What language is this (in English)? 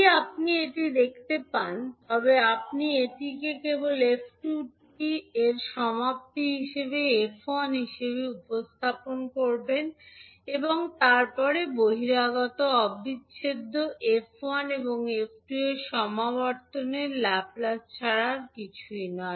Bangla